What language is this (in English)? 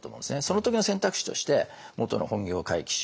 Japanese